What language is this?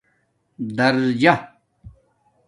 Domaaki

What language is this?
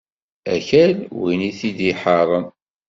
Kabyle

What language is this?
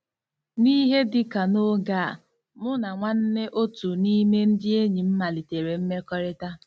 Igbo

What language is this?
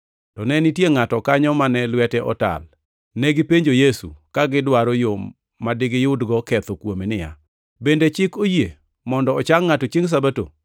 Luo (Kenya and Tanzania)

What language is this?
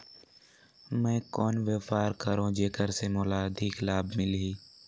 Chhattisgarhi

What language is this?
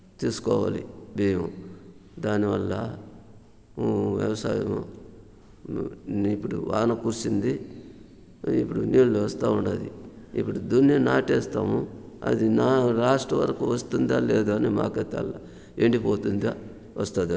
Telugu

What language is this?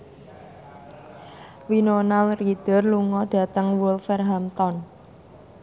Javanese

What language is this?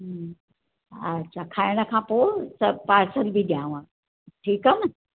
Sindhi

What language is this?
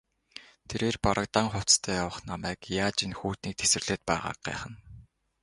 Mongolian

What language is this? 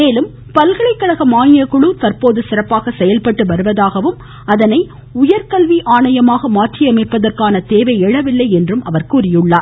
Tamil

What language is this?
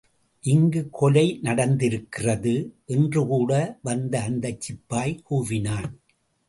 Tamil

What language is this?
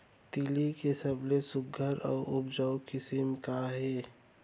Chhattisgarhi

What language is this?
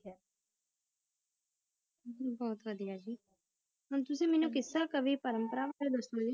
Punjabi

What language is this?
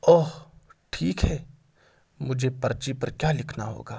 Urdu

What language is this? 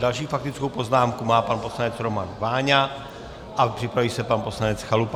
Czech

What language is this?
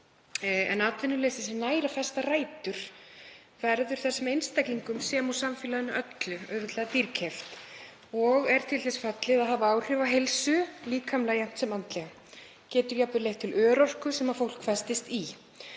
Icelandic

